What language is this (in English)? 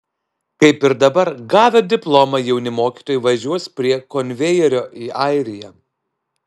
Lithuanian